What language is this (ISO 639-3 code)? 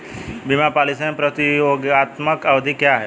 hin